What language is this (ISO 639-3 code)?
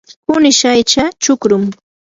qur